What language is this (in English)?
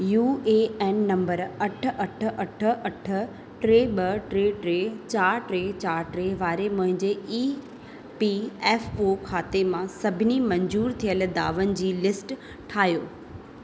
Sindhi